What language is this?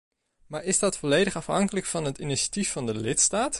Dutch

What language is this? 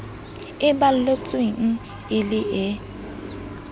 Southern Sotho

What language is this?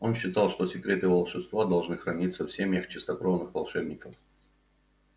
Russian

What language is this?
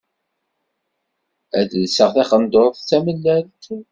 Kabyle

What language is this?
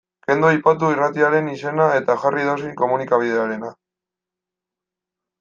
Basque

